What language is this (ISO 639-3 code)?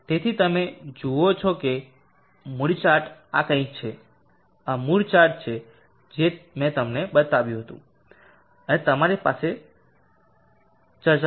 guj